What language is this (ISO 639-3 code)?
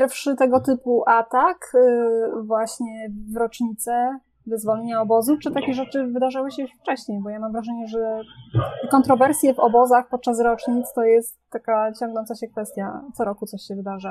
pol